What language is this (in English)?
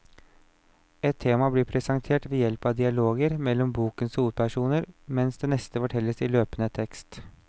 Norwegian